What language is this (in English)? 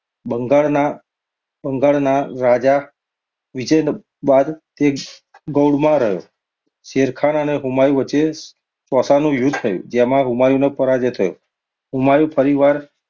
Gujarati